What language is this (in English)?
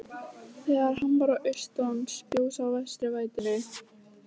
Icelandic